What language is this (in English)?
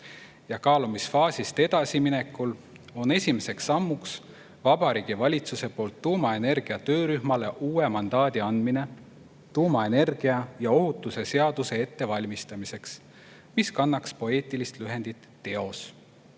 Estonian